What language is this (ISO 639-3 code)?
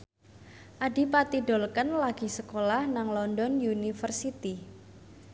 jav